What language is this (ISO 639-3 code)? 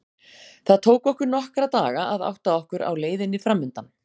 isl